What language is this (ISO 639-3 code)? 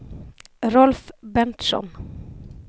swe